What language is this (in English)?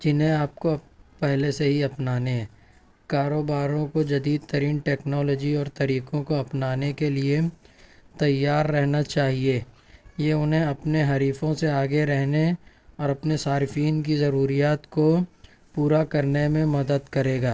Urdu